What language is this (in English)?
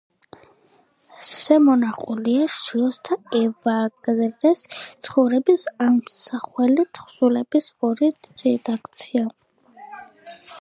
Georgian